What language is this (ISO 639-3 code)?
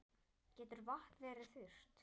isl